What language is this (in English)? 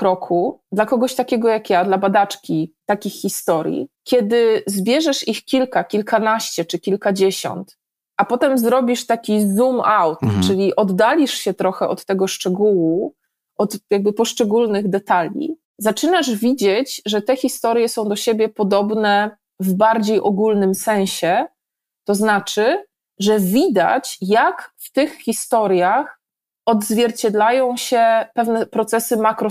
Polish